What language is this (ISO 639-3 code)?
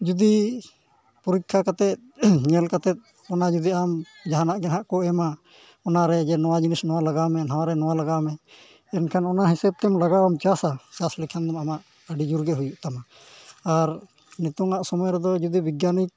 sat